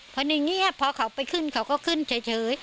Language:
Thai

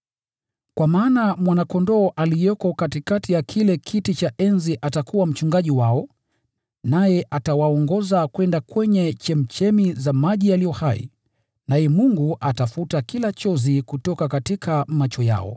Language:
Swahili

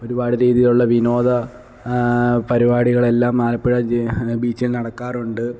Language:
Malayalam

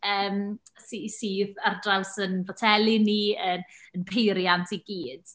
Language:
Welsh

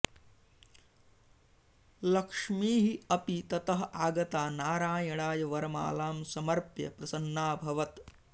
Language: Sanskrit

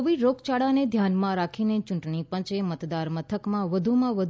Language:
Gujarati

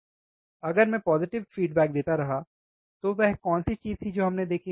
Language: Hindi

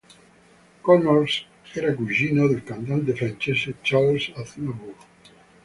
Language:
Italian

